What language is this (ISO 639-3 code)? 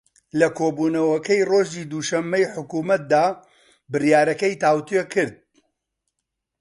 ckb